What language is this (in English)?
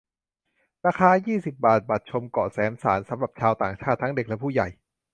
Thai